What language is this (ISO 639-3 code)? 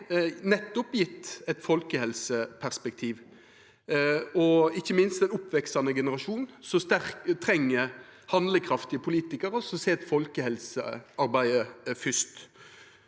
nor